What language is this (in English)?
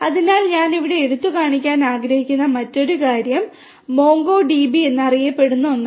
Malayalam